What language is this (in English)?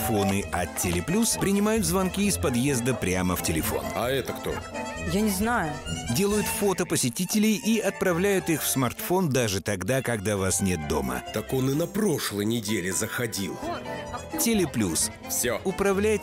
Russian